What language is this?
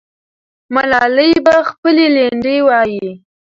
Pashto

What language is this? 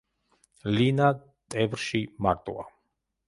Georgian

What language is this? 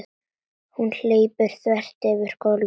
Icelandic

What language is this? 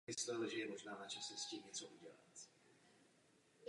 Czech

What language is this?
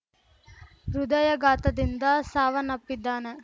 Kannada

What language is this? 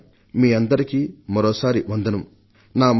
Telugu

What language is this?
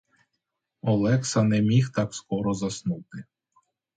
Ukrainian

